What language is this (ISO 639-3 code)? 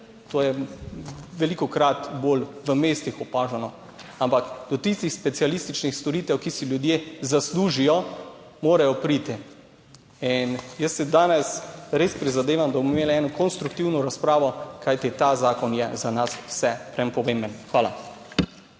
slv